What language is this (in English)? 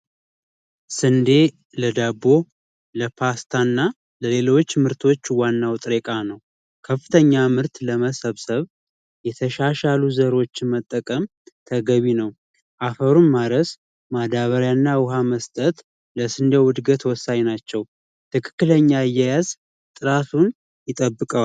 Amharic